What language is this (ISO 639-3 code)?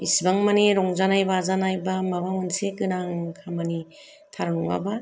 brx